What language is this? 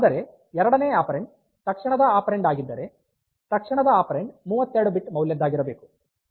Kannada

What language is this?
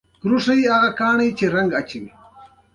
Pashto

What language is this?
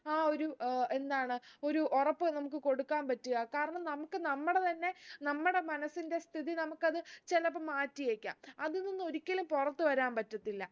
Malayalam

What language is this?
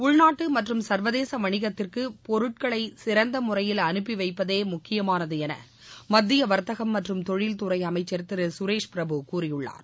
Tamil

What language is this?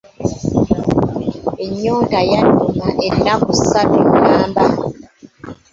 Ganda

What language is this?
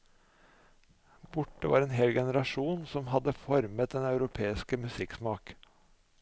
Norwegian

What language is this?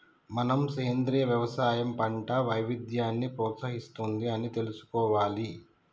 Telugu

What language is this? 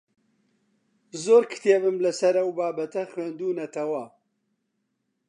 Central Kurdish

